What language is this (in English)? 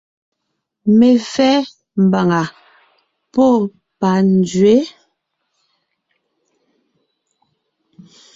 Ngiemboon